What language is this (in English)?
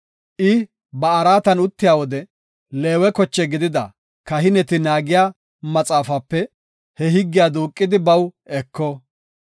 Gofa